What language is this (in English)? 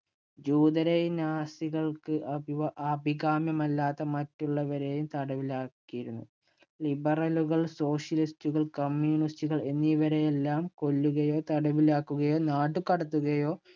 Malayalam